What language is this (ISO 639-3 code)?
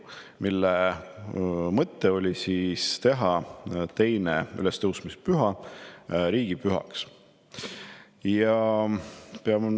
est